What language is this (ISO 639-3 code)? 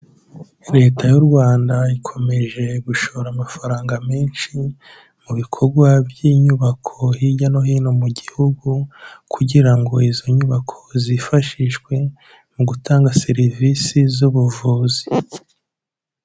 kin